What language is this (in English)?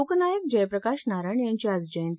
Marathi